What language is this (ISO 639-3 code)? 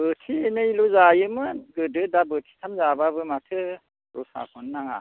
brx